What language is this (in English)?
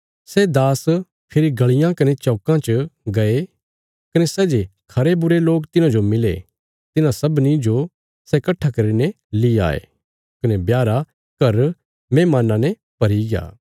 Bilaspuri